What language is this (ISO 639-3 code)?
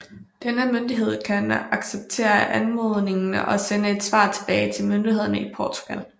dan